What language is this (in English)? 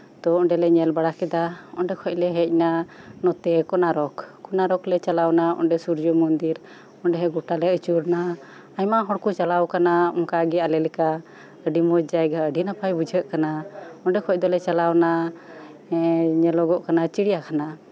Santali